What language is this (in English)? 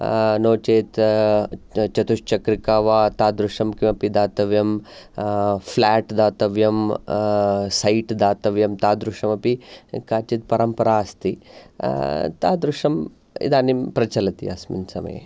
Sanskrit